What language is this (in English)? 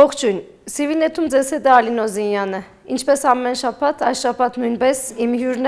Turkish